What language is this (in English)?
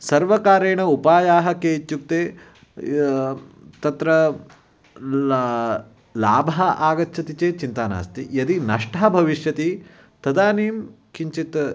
Sanskrit